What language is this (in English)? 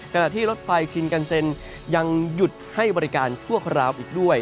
Thai